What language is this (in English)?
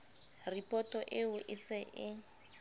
Southern Sotho